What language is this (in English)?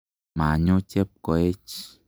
Kalenjin